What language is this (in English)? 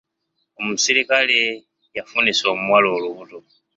Ganda